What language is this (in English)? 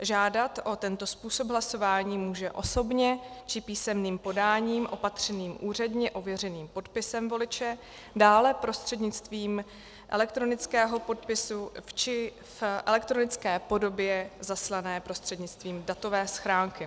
Czech